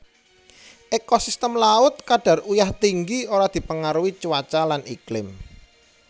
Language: Javanese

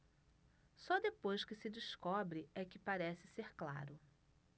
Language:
Portuguese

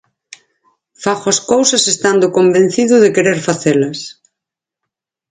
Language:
Galician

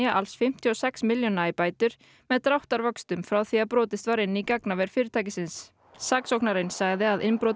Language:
Icelandic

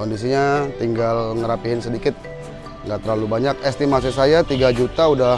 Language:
Indonesian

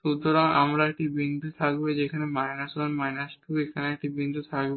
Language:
Bangla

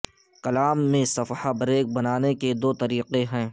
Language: Urdu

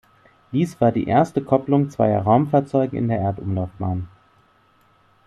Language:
German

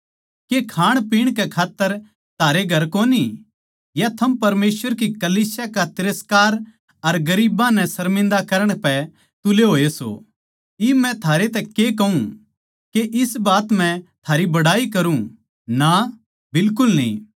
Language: Haryanvi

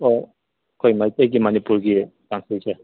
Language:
Manipuri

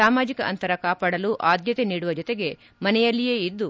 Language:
Kannada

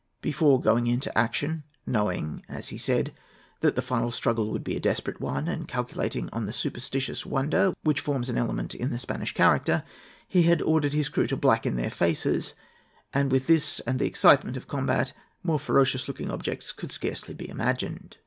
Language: English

